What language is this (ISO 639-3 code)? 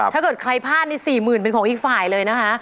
tha